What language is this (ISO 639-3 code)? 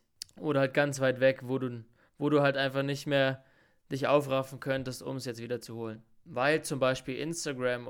deu